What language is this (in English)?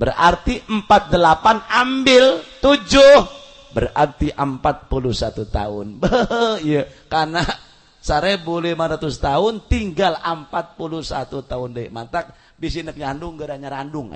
Indonesian